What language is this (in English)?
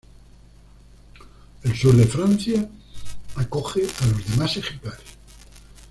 Spanish